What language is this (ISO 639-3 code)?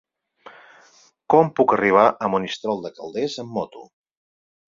cat